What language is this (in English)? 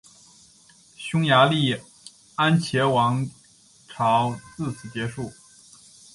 Chinese